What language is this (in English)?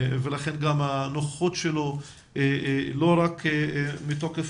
Hebrew